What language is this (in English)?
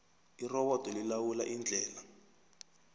South Ndebele